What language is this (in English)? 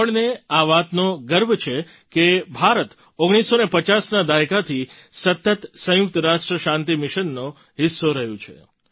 Gujarati